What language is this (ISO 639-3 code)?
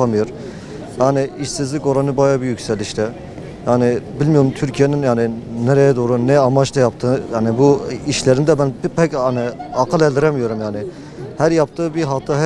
tur